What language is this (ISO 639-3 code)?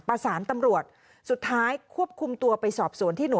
tha